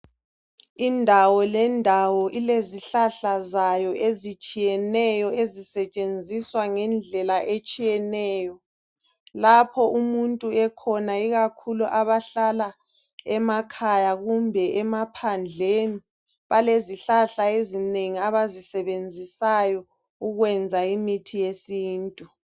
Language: North Ndebele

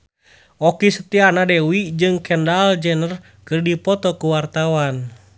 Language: Sundanese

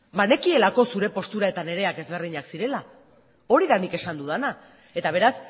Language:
Basque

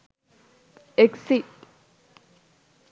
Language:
Sinhala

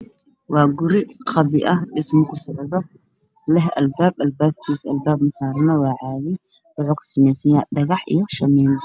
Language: Somali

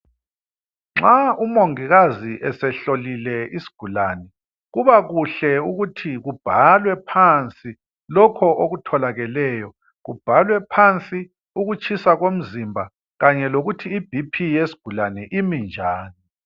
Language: North Ndebele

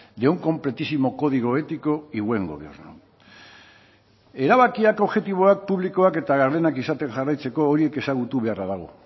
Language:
Basque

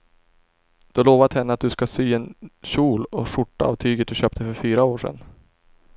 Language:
Swedish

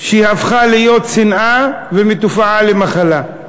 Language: Hebrew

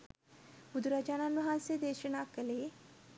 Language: Sinhala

